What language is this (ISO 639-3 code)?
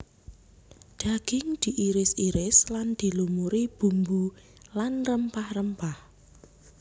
jav